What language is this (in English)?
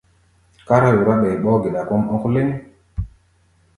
Gbaya